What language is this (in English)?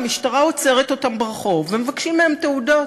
Hebrew